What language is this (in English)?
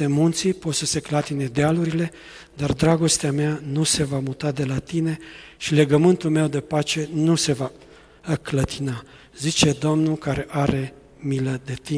Romanian